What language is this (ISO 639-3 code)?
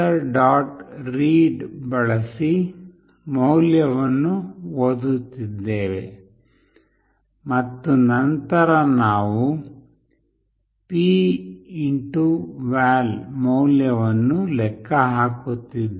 kan